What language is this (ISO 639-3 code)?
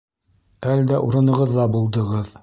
bak